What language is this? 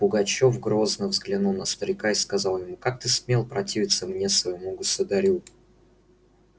Russian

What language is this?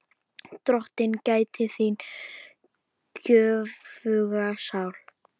Icelandic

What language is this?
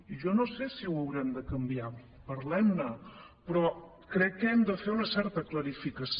Catalan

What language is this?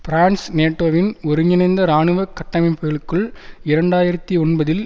Tamil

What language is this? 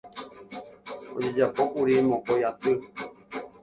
Guarani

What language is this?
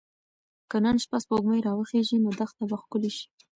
Pashto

